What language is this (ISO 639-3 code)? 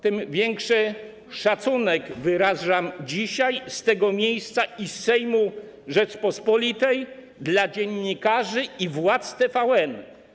pol